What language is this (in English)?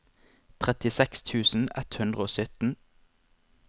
Norwegian